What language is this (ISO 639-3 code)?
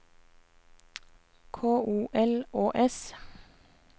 nor